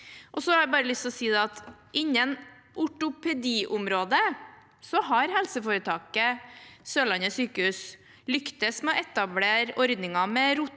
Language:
Norwegian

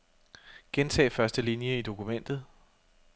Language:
Danish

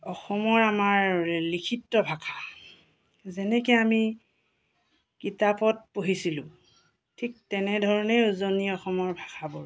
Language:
Assamese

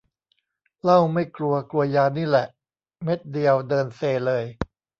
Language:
Thai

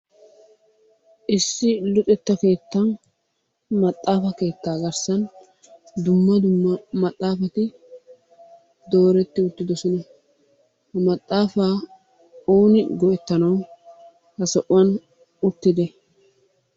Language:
Wolaytta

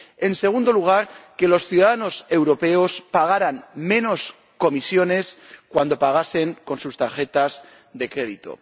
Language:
Spanish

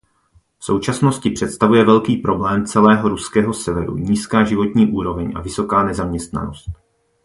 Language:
Czech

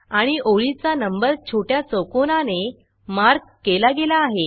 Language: Marathi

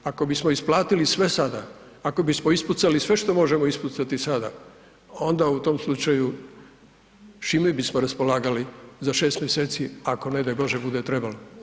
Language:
Croatian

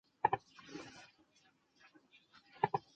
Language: Chinese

